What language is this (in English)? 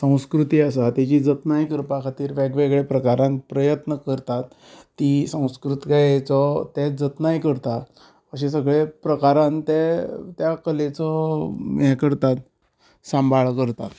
Konkani